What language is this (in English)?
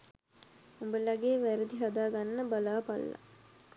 Sinhala